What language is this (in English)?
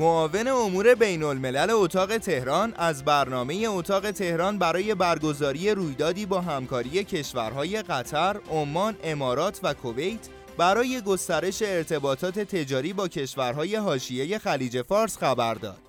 Persian